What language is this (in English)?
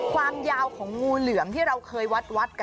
Thai